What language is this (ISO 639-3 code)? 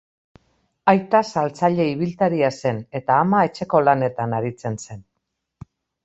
eus